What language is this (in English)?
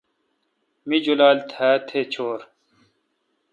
Kalkoti